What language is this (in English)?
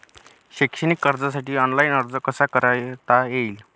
Marathi